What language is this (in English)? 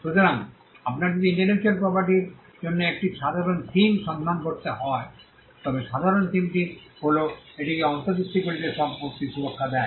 Bangla